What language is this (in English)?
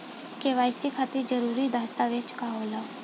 Bhojpuri